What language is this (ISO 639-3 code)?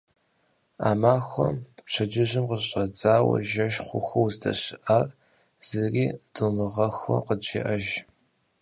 kbd